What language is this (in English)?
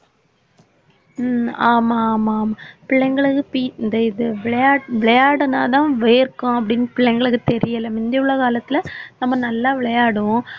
Tamil